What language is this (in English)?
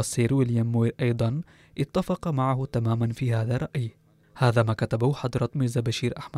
Arabic